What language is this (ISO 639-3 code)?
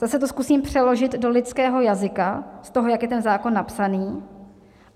ces